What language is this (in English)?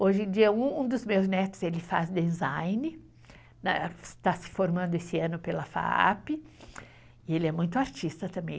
Portuguese